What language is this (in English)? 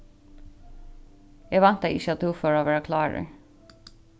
Faroese